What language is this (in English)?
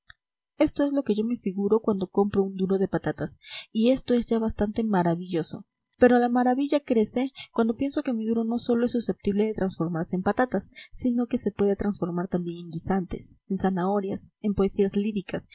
Spanish